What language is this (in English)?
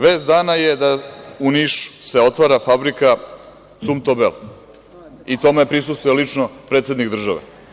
Serbian